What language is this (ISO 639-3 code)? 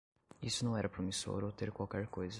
por